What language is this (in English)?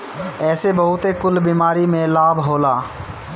Bhojpuri